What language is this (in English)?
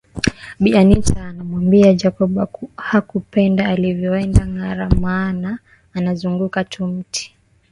Swahili